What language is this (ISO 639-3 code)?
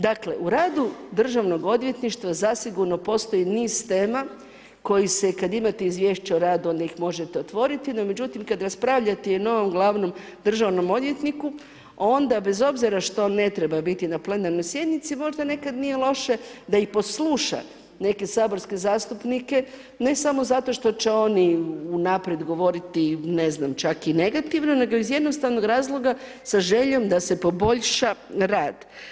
hrv